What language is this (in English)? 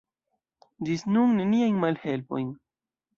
Esperanto